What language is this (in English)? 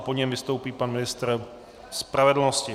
Czech